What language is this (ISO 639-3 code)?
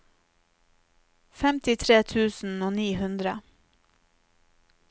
nor